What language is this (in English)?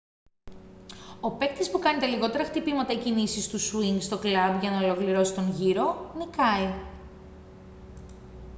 Greek